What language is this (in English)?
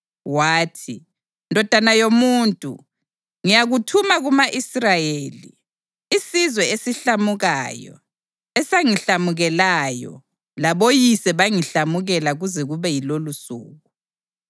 North Ndebele